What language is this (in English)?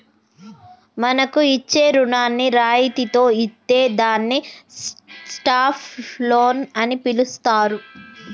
Telugu